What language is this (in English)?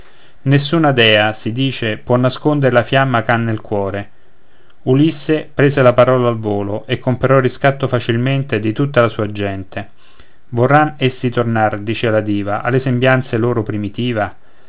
Italian